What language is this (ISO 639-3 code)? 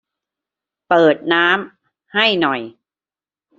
tha